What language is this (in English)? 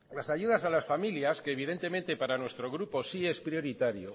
Spanish